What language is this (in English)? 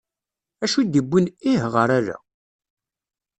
Kabyle